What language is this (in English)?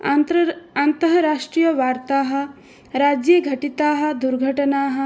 Sanskrit